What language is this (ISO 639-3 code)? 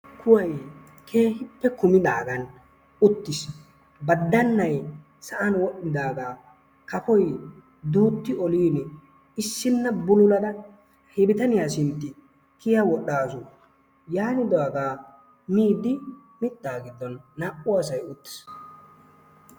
wal